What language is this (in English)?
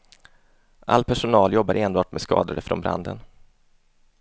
Swedish